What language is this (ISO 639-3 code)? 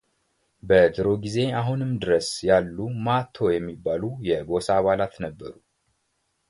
amh